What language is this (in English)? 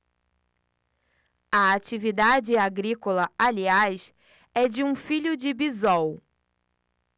Portuguese